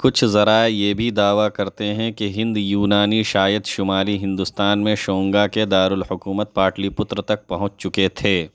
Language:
Urdu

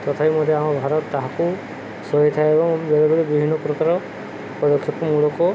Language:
Odia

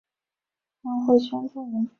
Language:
Chinese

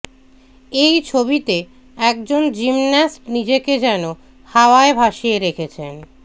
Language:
Bangla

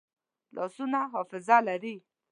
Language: Pashto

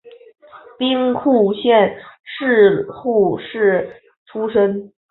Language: Chinese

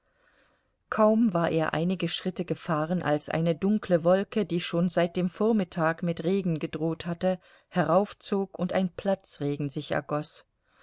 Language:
German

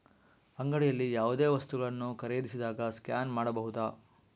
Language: Kannada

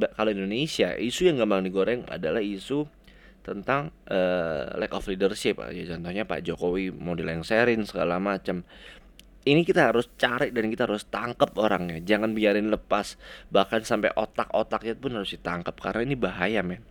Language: Indonesian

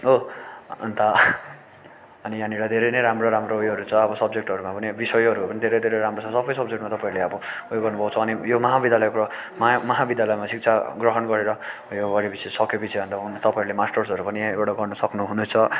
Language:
Nepali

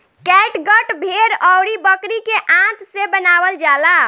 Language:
Bhojpuri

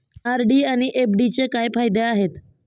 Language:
Marathi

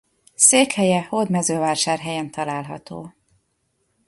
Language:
Hungarian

